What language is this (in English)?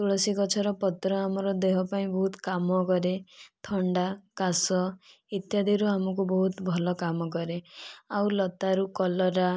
Odia